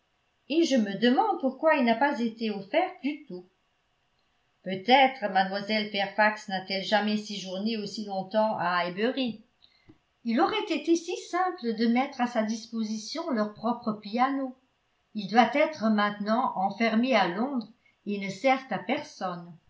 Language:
French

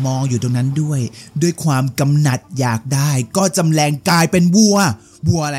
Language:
Thai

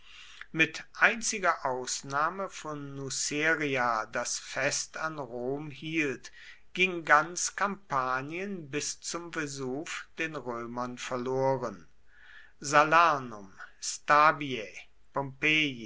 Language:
German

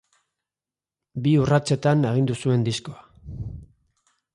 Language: Basque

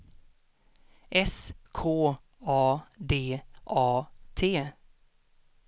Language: Swedish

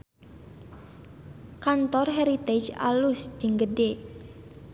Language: Sundanese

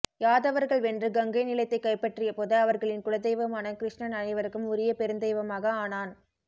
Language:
Tamil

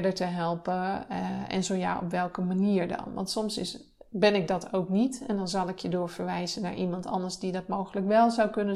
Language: Dutch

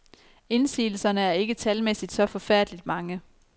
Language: Danish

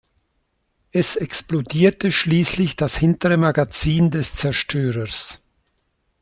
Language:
German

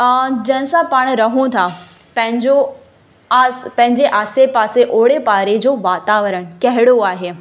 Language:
Sindhi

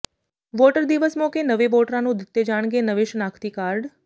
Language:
Punjabi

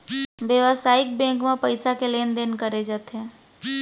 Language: Chhattisgarhi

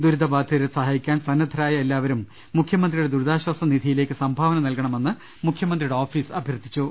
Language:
Malayalam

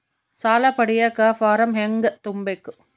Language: Kannada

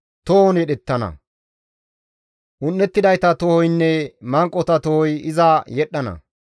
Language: Gamo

